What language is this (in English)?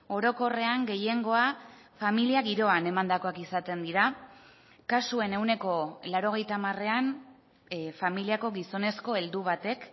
Basque